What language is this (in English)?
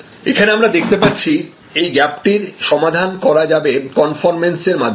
Bangla